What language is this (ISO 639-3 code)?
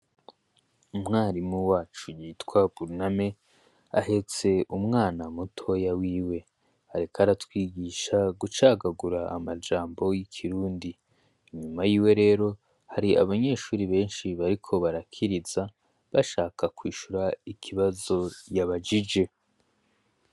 run